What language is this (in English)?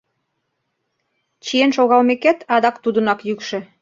Mari